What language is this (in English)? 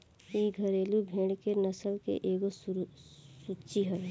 Bhojpuri